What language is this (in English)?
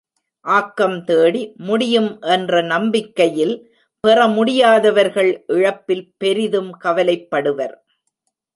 Tamil